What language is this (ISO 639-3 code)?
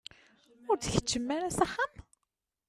kab